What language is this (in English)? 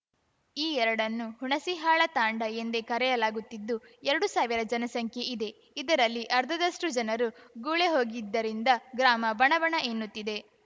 Kannada